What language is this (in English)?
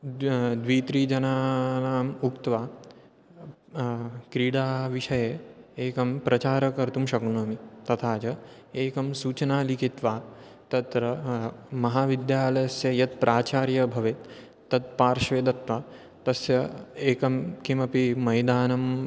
Sanskrit